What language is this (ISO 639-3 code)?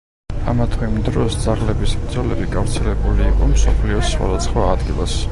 kat